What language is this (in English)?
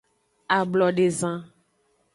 Aja (Benin)